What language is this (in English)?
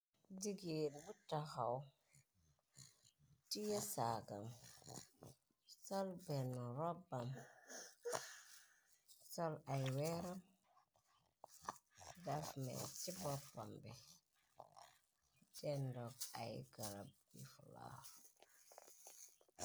Wolof